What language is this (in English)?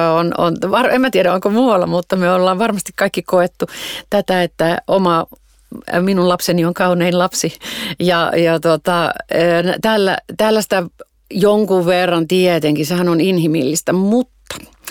Finnish